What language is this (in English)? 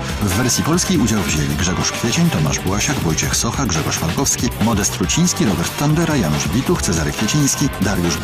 Polish